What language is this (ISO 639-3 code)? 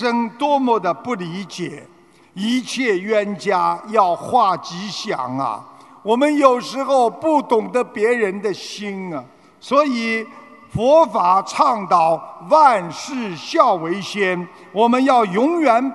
zho